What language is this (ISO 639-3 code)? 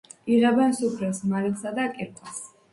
kat